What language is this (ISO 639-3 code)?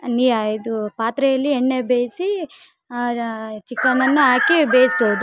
kan